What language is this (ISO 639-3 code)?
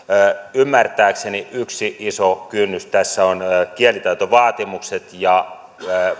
fin